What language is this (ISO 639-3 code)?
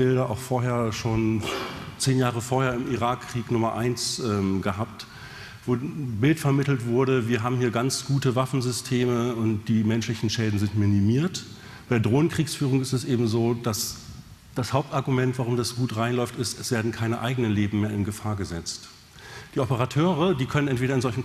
deu